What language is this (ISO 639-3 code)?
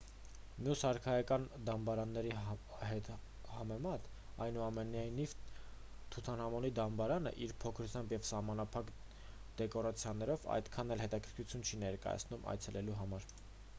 hye